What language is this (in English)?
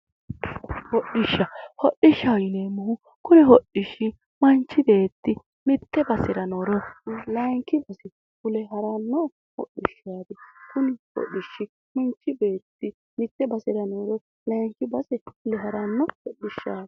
Sidamo